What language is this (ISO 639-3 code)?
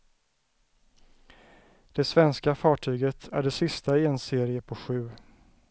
swe